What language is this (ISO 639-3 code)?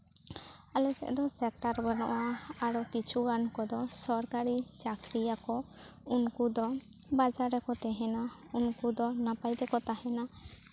sat